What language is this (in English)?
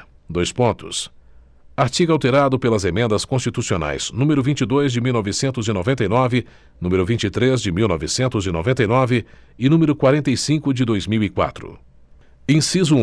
Portuguese